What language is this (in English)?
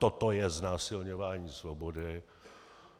Czech